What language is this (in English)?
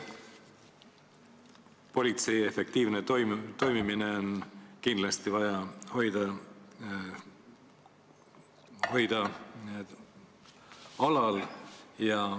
Estonian